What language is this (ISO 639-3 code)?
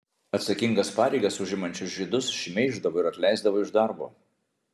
lit